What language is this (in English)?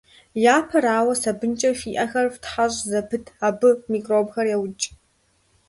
Kabardian